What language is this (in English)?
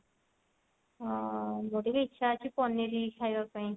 Odia